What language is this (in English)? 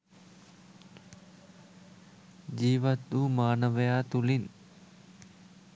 Sinhala